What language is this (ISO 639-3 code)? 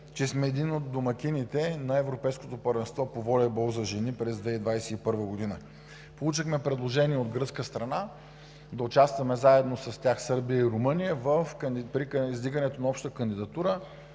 bul